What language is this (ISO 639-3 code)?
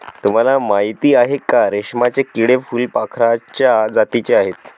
mar